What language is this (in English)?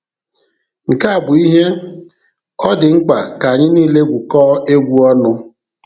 Igbo